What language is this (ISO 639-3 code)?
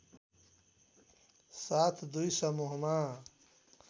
nep